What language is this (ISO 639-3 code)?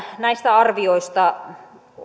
fin